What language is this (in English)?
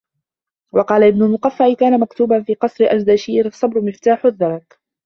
Arabic